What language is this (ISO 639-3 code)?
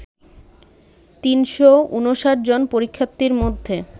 ben